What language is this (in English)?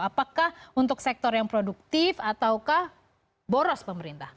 Indonesian